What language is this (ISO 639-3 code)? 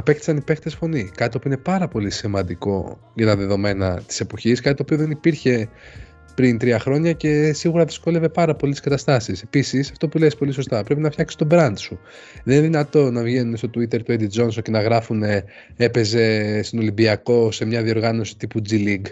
ell